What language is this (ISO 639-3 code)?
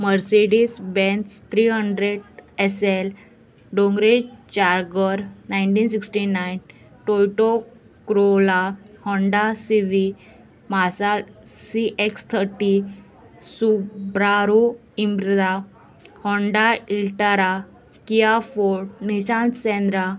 kok